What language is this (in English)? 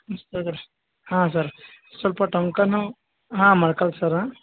Kannada